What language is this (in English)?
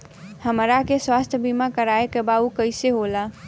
Bhojpuri